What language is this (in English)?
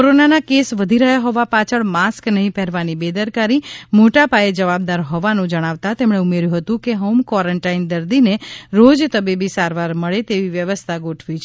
Gujarati